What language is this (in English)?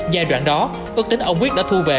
Vietnamese